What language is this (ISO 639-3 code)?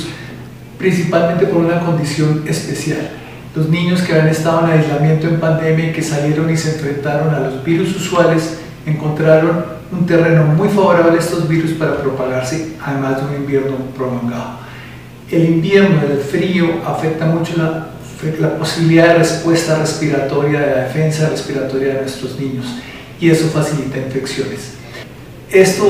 spa